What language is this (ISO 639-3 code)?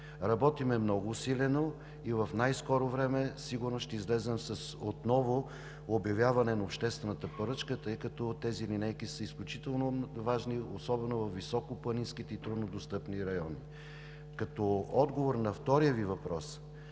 bul